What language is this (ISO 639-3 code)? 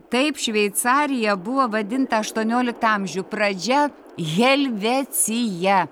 lit